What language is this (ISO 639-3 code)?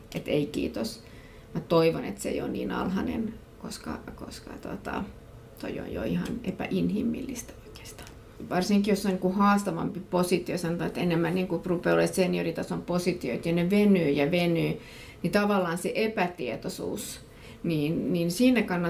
fin